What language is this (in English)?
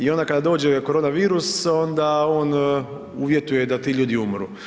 Croatian